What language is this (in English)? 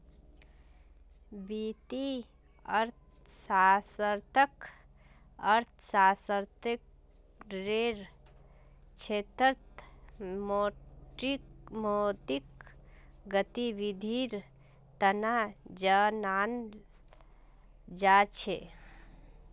Magahi